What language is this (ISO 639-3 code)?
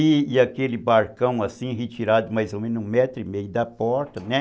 por